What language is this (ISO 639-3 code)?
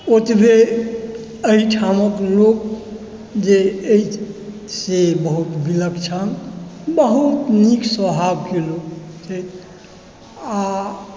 mai